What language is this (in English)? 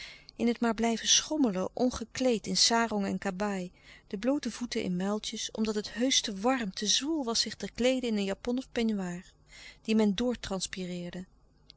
Dutch